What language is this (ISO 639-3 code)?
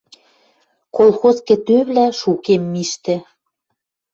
mrj